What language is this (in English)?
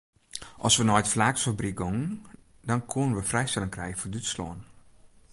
Western Frisian